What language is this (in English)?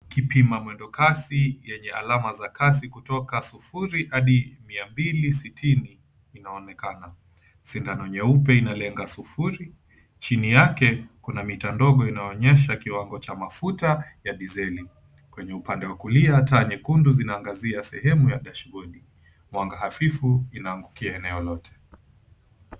Swahili